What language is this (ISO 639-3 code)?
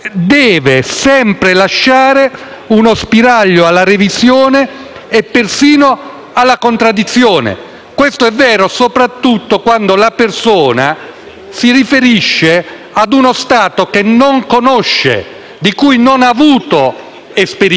ita